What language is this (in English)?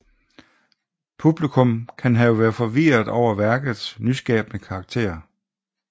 Danish